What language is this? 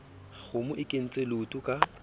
Southern Sotho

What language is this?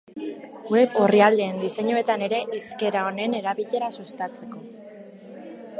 Basque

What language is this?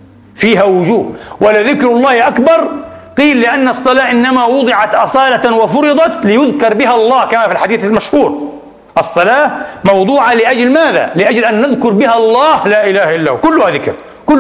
Arabic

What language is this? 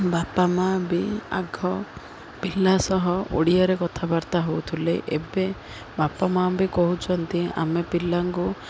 Odia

